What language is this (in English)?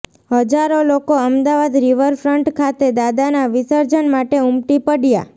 Gujarati